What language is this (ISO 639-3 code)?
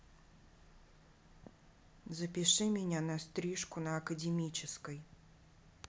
rus